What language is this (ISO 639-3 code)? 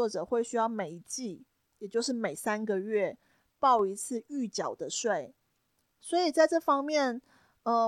zho